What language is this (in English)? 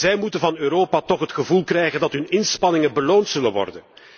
Dutch